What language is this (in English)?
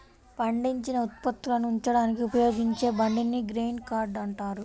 Telugu